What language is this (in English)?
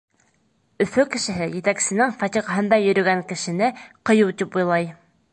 Bashkir